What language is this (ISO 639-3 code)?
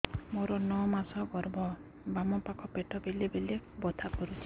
ori